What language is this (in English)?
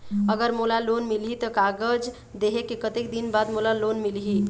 Chhattisgarhi